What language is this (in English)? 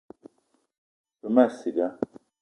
Eton (Cameroon)